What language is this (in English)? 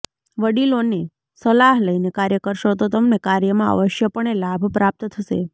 Gujarati